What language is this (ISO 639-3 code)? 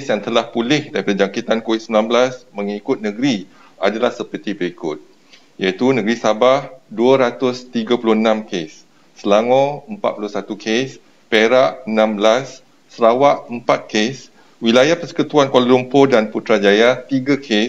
msa